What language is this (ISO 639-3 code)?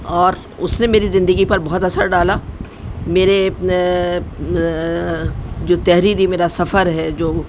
urd